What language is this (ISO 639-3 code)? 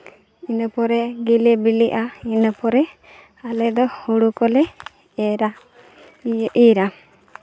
sat